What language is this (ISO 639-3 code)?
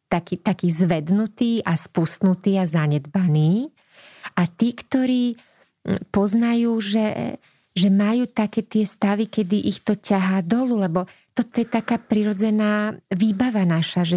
slk